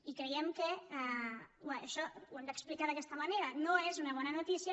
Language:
Catalan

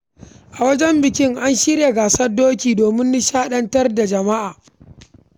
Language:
Hausa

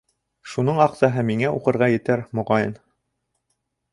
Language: Bashkir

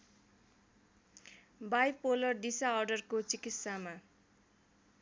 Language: Nepali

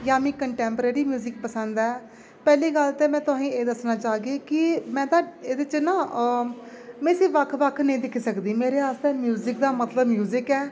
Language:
Dogri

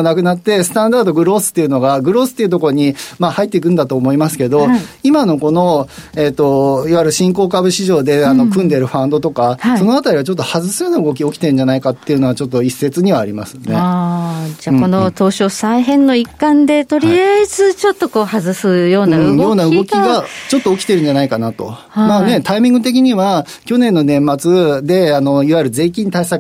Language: Japanese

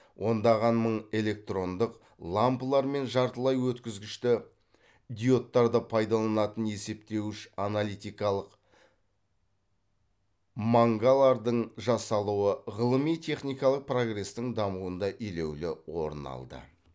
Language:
Kazakh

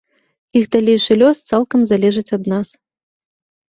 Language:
Belarusian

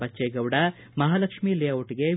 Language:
Kannada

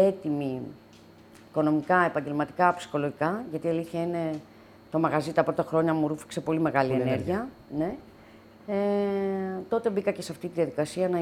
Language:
Greek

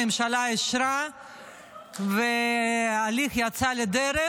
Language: Hebrew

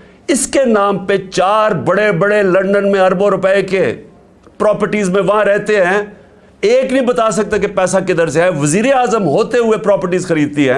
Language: Urdu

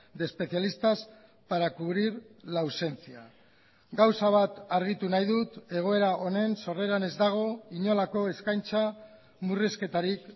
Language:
Basque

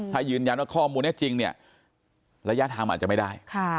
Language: Thai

